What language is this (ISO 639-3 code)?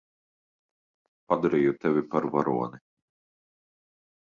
lav